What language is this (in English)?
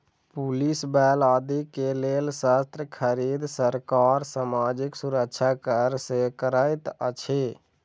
Maithili